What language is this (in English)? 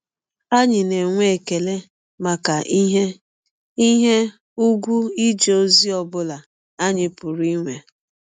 Igbo